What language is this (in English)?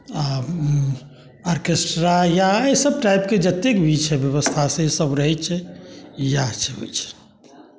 Maithili